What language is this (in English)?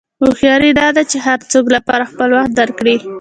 Pashto